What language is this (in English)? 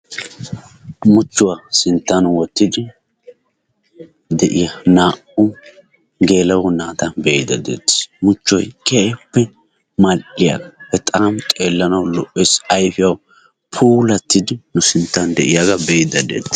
Wolaytta